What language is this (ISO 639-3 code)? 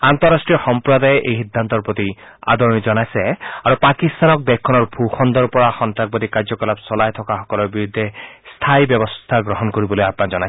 asm